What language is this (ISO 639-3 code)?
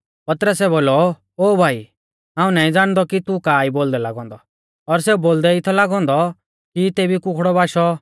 bfz